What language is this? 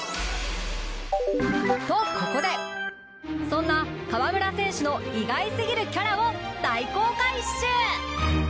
Japanese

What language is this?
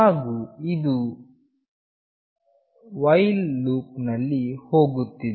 Kannada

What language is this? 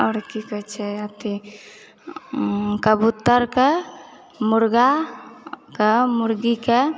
Maithili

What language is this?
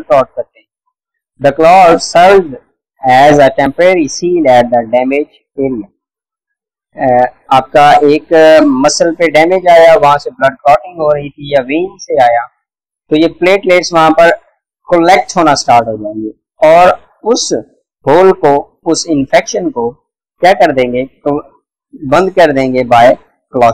Hindi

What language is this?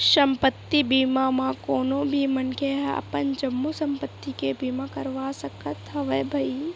Chhattisgarhi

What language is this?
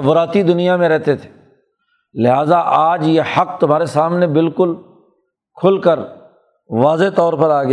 Urdu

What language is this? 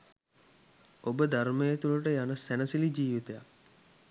Sinhala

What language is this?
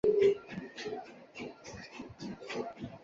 Chinese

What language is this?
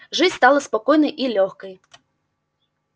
Russian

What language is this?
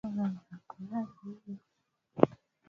Swahili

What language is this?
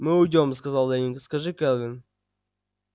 Russian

